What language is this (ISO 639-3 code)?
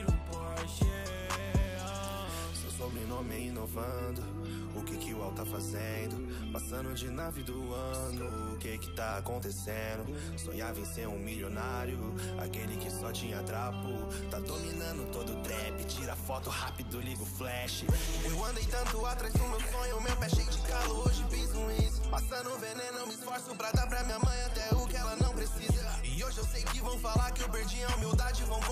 por